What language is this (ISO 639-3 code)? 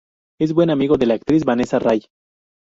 spa